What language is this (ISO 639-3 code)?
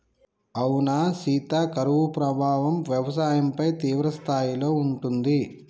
tel